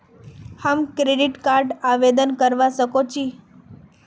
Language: Magahi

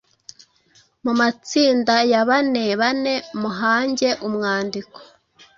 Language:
Kinyarwanda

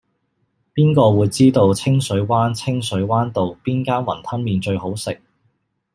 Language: Cantonese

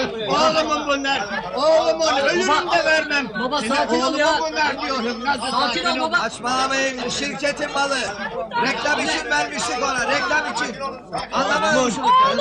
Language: Turkish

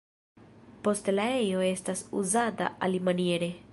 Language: Esperanto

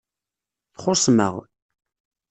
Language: Kabyle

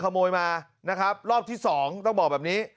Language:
Thai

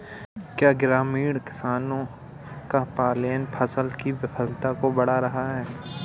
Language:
Hindi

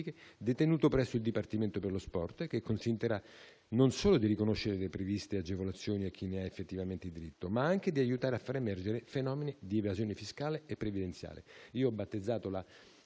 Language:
Italian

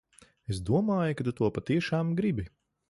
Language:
Latvian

